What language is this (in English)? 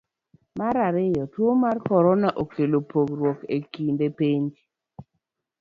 Luo (Kenya and Tanzania)